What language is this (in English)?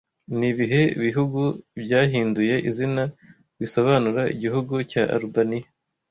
Kinyarwanda